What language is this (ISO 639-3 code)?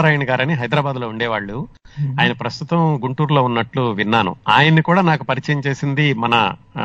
tel